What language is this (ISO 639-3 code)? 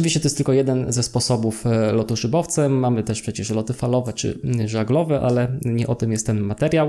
pol